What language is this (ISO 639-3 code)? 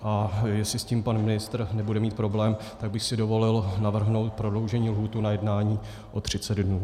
ces